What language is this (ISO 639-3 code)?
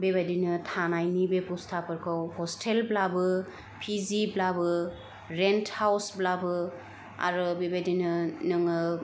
brx